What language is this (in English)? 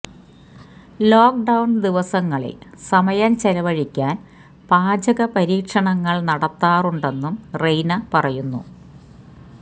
Malayalam